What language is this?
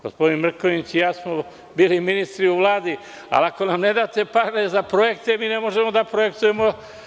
Serbian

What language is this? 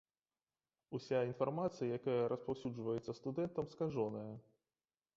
Belarusian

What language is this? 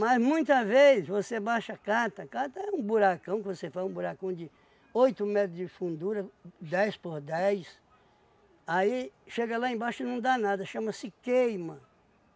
Portuguese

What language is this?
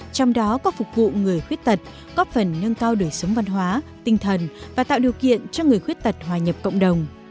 Vietnamese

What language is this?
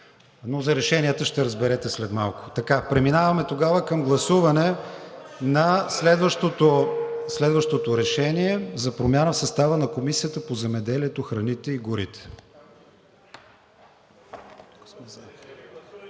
Bulgarian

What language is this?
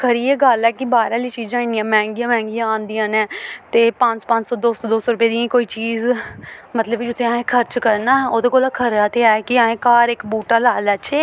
Dogri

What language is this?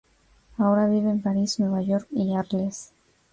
Spanish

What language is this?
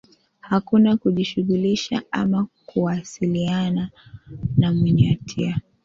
Swahili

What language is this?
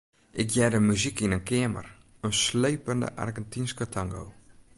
Western Frisian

